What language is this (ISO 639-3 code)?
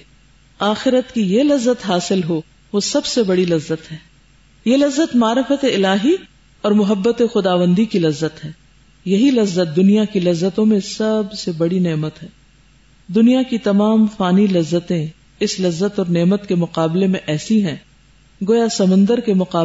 urd